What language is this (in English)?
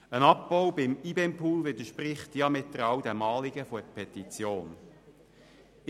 Swiss German